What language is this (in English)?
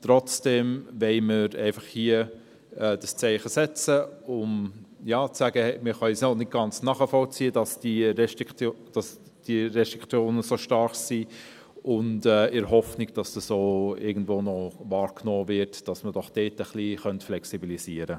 Swiss German